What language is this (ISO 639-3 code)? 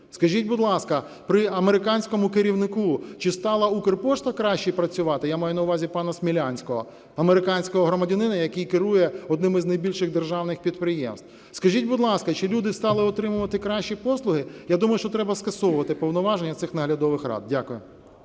ukr